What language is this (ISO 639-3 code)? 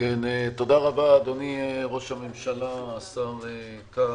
heb